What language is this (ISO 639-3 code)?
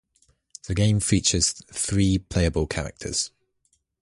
eng